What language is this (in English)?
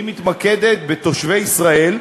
Hebrew